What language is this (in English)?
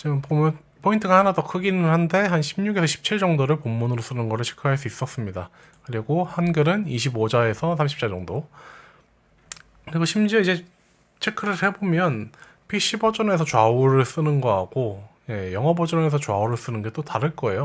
Korean